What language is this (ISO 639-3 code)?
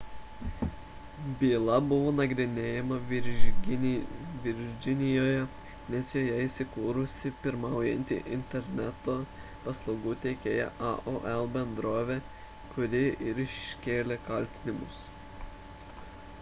lit